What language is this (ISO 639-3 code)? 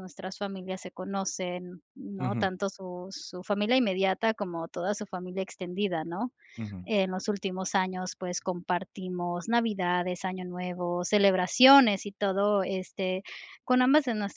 spa